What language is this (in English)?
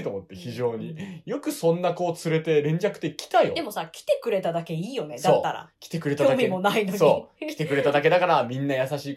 Japanese